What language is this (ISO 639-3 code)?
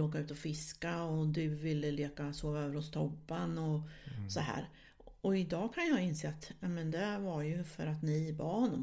swe